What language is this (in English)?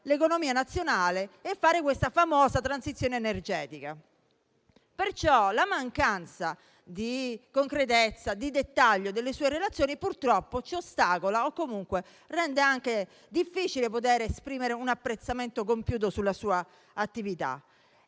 Italian